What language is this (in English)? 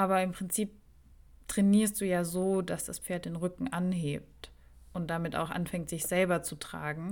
German